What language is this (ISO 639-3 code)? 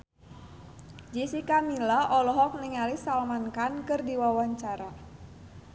sun